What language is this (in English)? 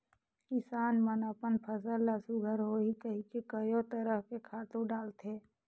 Chhattisgarhi